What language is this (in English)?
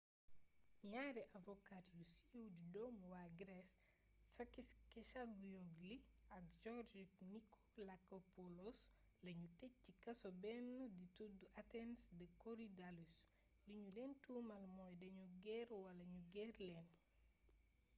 Wolof